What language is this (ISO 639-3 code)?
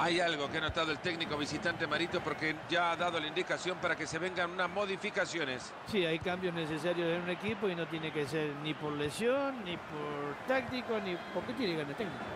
spa